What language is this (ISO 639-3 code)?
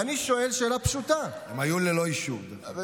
heb